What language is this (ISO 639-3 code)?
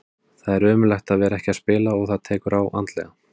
isl